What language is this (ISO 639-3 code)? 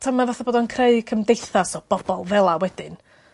cym